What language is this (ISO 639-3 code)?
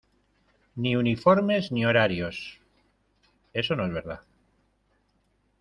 spa